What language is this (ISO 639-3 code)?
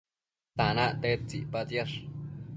mcf